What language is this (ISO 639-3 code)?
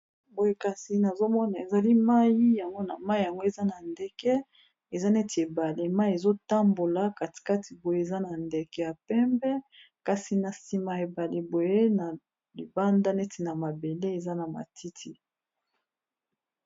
lin